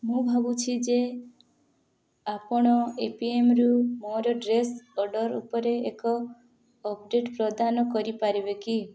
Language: Odia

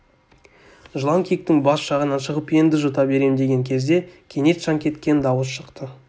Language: Kazakh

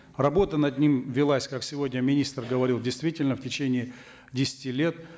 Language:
Kazakh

